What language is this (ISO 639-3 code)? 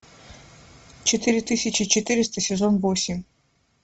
rus